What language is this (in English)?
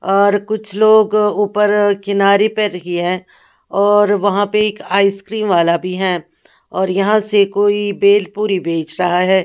Hindi